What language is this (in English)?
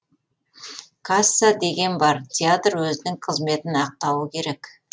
Kazakh